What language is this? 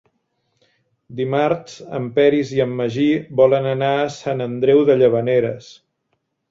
Catalan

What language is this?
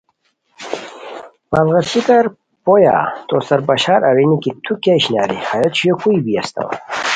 Khowar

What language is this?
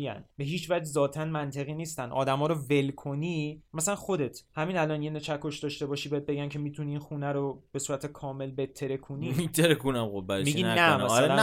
Persian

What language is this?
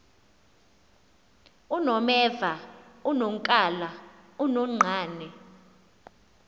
Xhosa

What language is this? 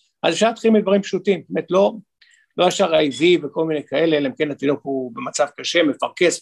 Hebrew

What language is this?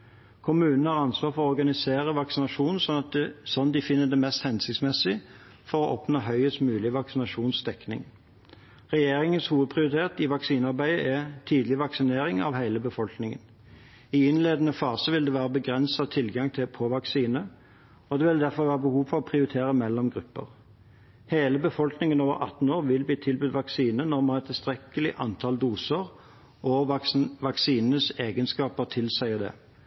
Norwegian Bokmål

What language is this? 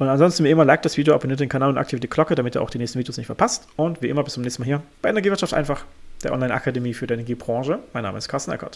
German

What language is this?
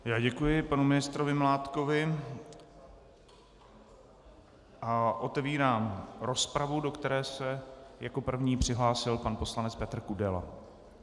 Czech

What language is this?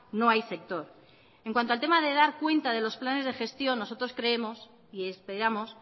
Spanish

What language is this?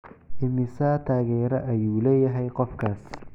Somali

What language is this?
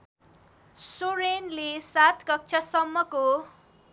Nepali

